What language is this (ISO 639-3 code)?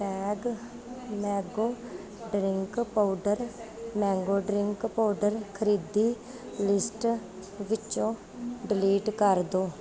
pan